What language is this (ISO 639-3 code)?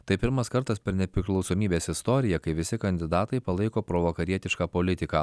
lit